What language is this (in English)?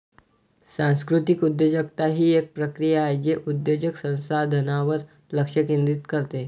Marathi